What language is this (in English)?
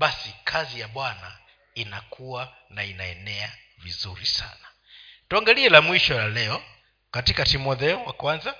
Swahili